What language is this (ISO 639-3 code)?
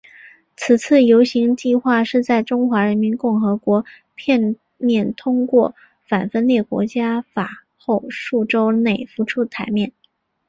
zho